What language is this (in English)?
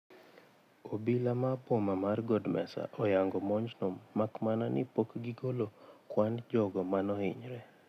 Luo (Kenya and Tanzania)